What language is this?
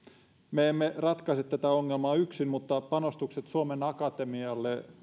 Finnish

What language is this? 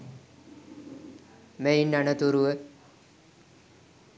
Sinhala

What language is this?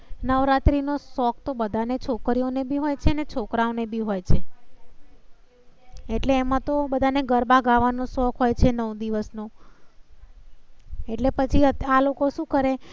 Gujarati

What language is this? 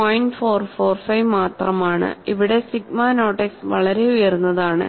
Malayalam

